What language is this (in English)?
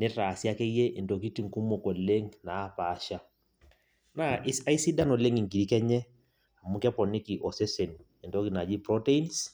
Masai